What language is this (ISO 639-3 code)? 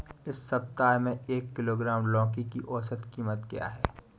hin